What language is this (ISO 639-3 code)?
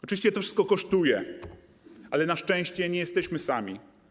pol